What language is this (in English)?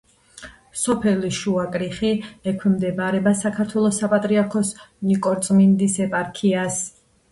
Georgian